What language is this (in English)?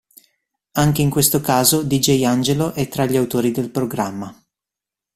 Italian